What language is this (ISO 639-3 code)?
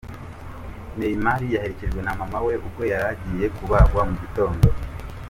kin